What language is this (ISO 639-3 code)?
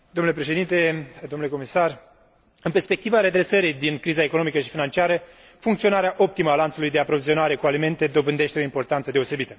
ron